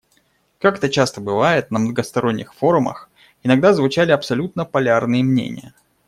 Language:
Russian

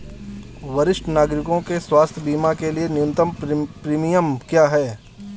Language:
Hindi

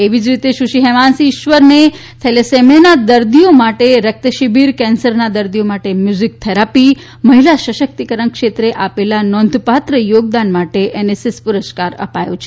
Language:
Gujarati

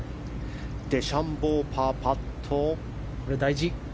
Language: Japanese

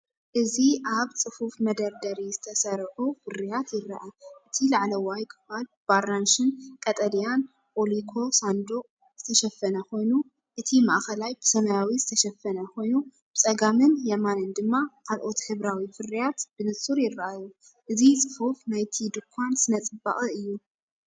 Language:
Tigrinya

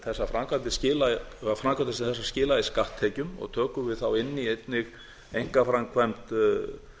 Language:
Icelandic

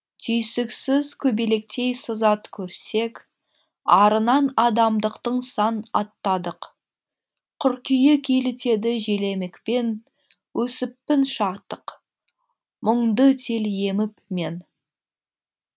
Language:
Kazakh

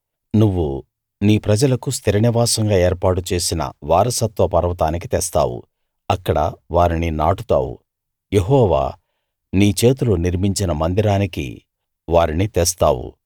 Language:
Telugu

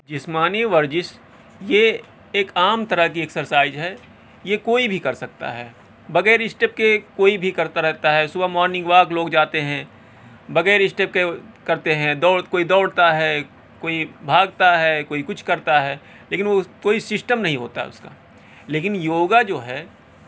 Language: Urdu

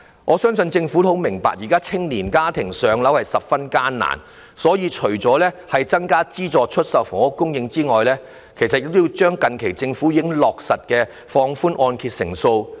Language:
Cantonese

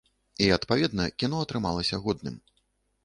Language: Belarusian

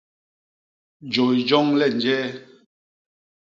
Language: Basaa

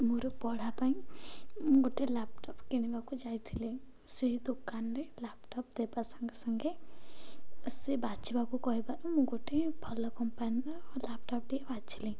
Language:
Odia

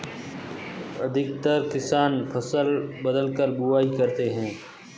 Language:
Hindi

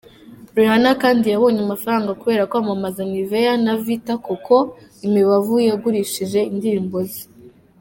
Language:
Kinyarwanda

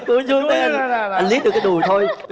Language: Vietnamese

